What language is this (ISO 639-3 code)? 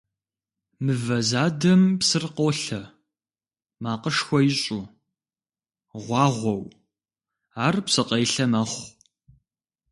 kbd